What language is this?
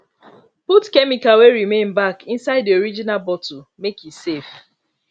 Nigerian Pidgin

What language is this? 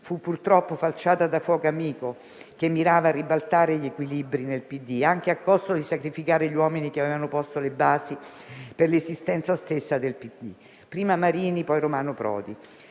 Italian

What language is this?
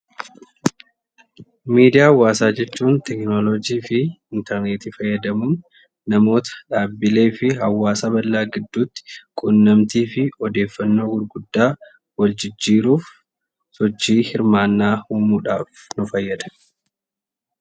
Oromo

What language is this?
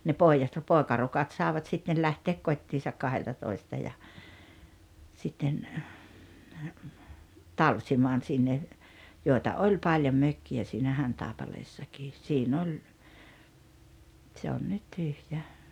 Finnish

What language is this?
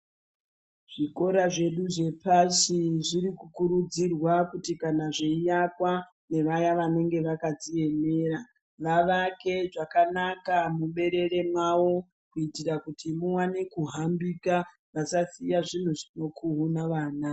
Ndau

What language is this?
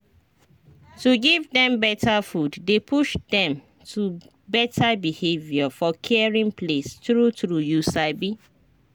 Nigerian Pidgin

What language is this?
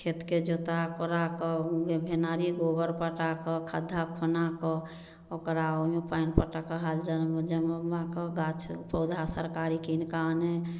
Maithili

